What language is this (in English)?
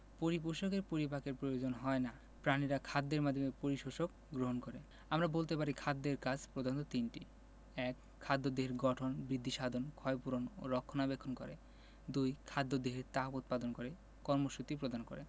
Bangla